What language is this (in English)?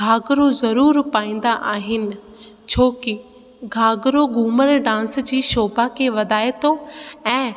Sindhi